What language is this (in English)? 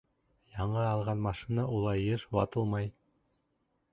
Bashkir